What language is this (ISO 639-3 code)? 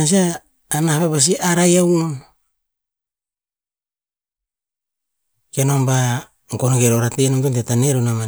tpz